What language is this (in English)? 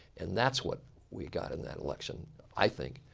English